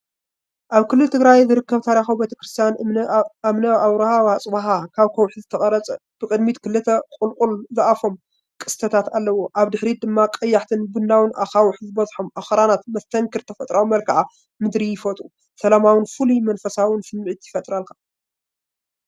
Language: Tigrinya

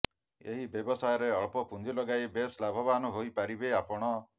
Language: Odia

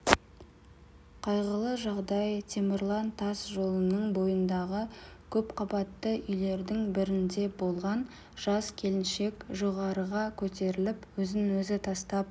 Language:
Kazakh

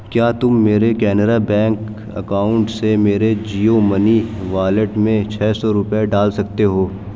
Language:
Urdu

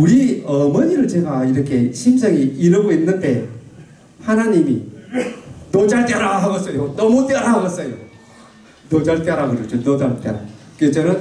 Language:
Korean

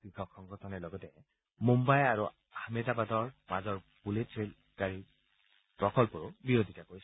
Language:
Assamese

